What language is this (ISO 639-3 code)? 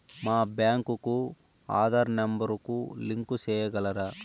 tel